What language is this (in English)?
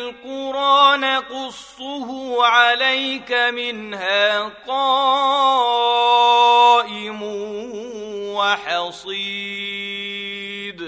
Arabic